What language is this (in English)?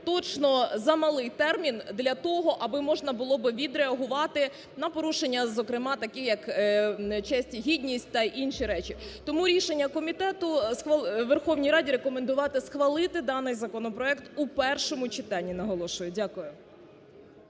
Ukrainian